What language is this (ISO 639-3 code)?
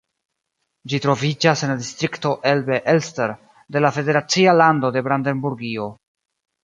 epo